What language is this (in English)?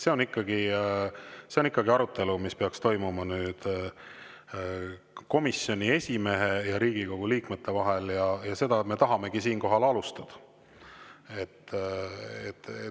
Estonian